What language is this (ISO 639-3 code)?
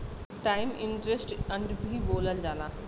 bho